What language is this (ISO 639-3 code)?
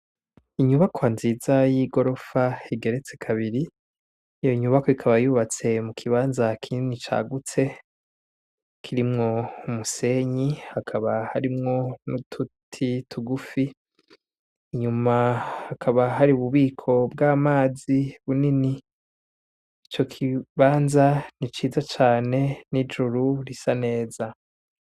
run